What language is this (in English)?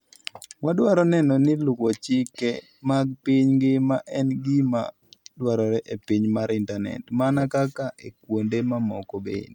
Luo (Kenya and Tanzania)